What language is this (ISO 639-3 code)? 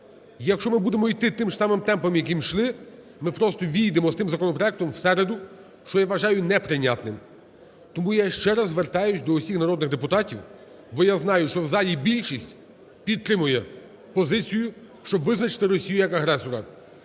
ukr